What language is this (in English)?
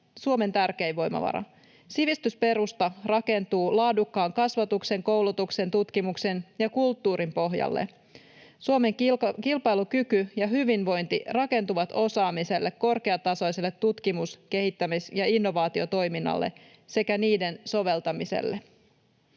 Finnish